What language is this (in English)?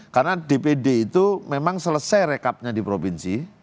Indonesian